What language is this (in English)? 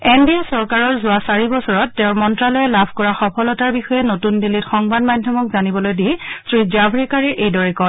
Assamese